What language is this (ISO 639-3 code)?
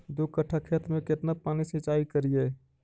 mag